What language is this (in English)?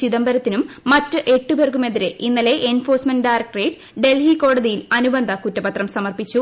Malayalam